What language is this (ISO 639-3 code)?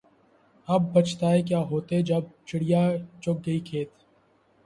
urd